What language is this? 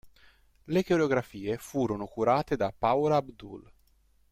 Italian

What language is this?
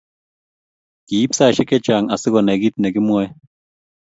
Kalenjin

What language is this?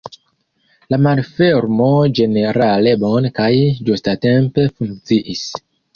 Esperanto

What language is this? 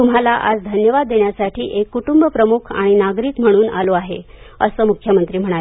Marathi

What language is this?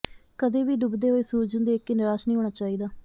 Punjabi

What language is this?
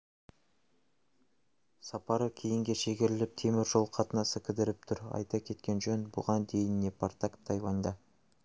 Kazakh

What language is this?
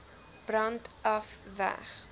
Afrikaans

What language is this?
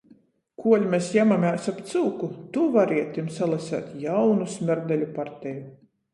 Latgalian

